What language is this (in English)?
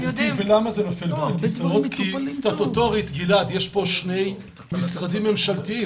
Hebrew